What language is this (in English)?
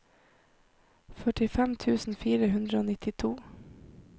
Norwegian